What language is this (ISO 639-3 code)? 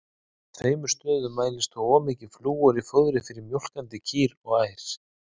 isl